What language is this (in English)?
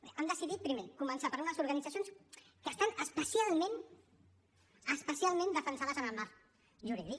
Catalan